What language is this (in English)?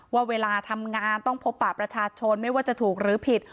Thai